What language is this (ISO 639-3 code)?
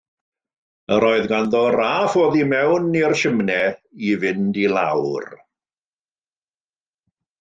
cym